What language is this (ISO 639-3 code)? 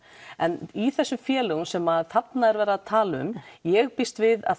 isl